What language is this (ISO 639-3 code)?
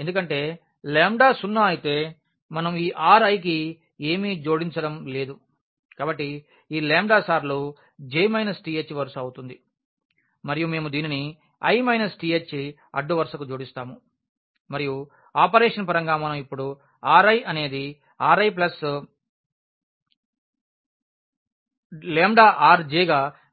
tel